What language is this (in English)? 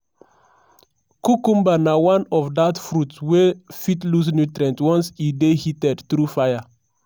Nigerian Pidgin